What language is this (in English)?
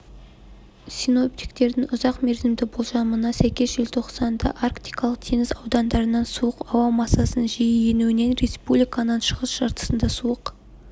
Kazakh